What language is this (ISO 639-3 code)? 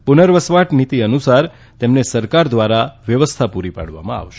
guj